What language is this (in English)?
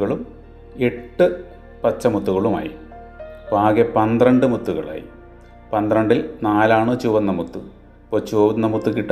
Malayalam